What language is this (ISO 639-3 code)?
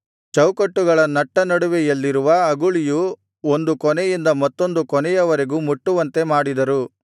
kan